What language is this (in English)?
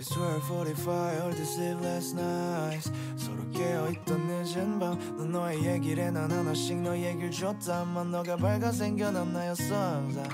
Korean